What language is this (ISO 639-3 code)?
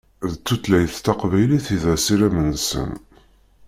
kab